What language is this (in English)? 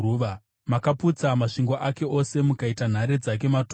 Shona